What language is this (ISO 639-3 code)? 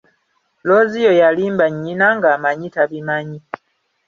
lug